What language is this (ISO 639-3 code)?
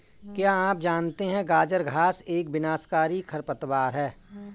hin